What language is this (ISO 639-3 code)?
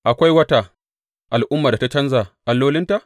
hau